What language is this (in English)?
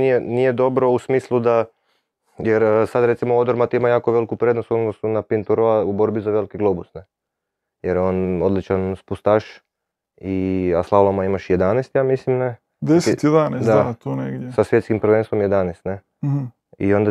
Croatian